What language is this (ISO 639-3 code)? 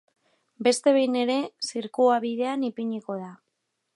eus